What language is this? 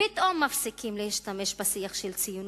Hebrew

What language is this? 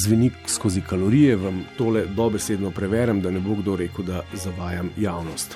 Croatian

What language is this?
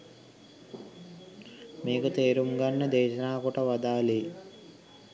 Sinhala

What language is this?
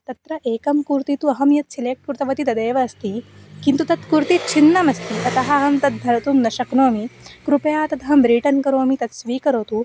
Sanskrit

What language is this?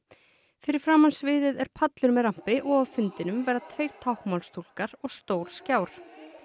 Icelandic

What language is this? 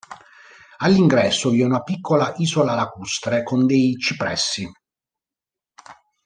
Italian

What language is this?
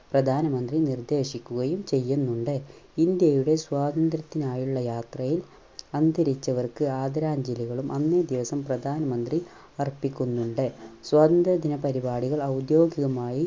Malayalam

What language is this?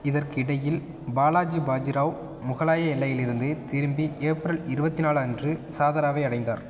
Tamil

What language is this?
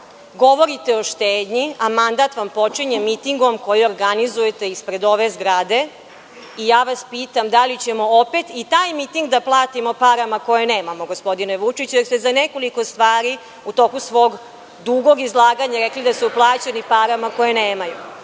Serbian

